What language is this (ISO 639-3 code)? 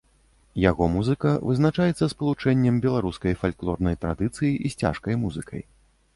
bel